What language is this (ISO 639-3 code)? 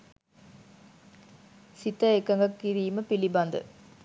sin